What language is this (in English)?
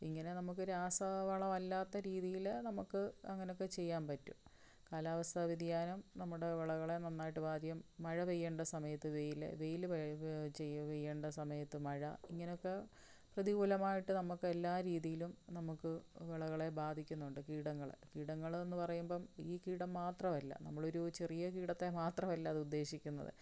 Malayalam